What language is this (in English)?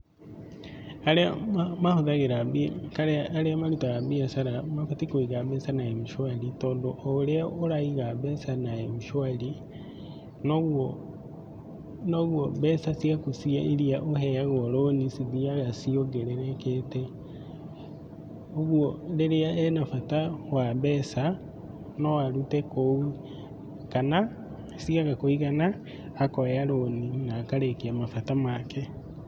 Kikuyu